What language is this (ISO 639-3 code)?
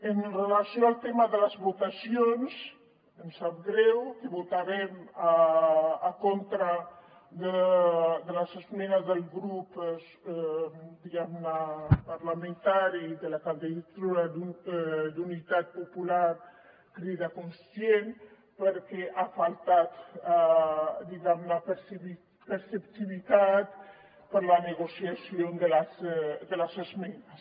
cat